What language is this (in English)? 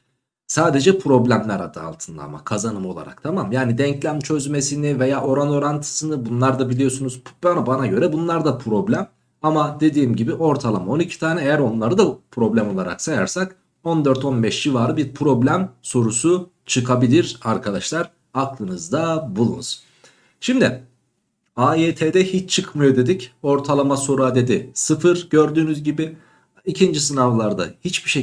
Turkish